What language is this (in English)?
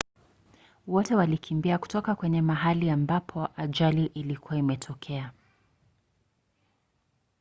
Swahili